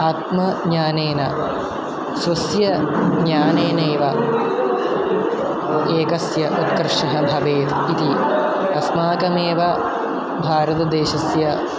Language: Sanskrit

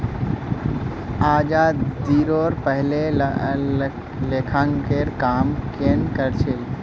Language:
Magahi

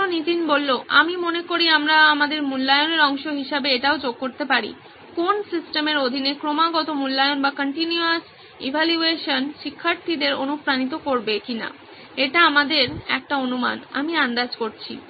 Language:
Bangla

